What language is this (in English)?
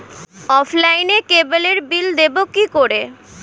Bangla